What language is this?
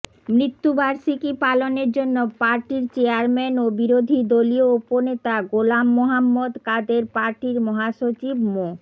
Bangla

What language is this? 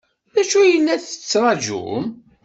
Kabyle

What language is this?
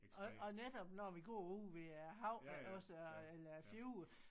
Danish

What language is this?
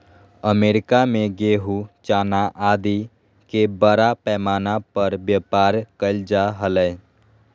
Magahi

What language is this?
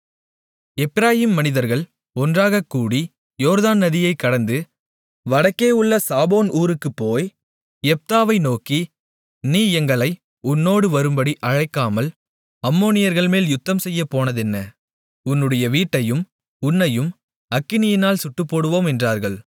Tamil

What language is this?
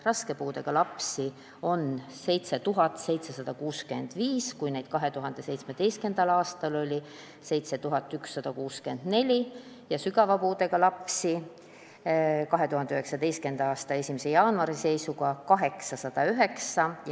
Estonian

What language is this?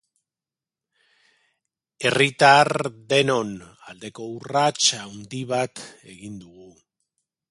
Basque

